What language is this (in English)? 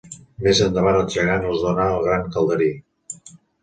Catalan